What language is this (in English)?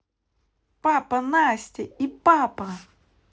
Russian